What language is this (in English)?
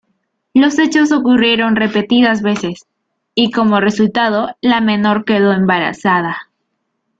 Spanish